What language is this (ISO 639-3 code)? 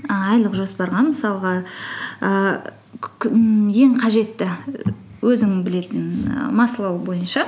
kaz